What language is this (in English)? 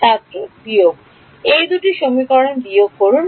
Bangla